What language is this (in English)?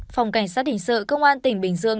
Vietnamese